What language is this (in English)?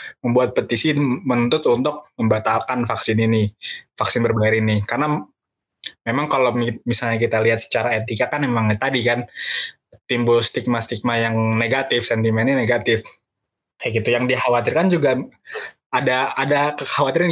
Indonesian